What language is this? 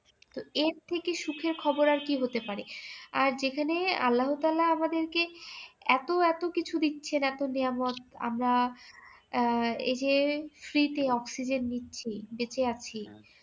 Bangla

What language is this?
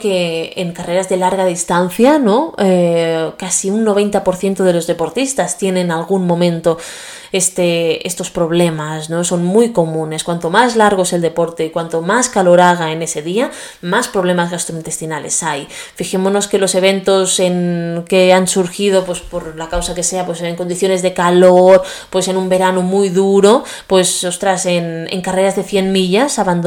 Spanish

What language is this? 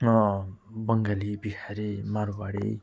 Nepali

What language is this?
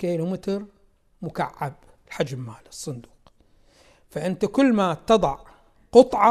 Arabic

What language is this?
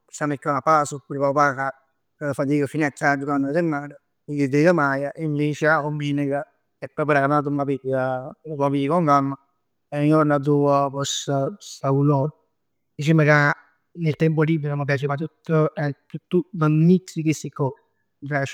Neapolitan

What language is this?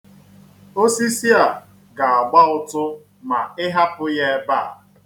Igbo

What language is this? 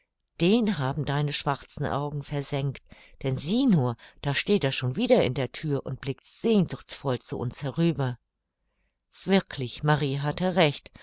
German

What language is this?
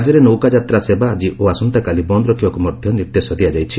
Odia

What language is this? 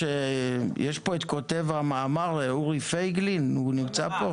Hebrew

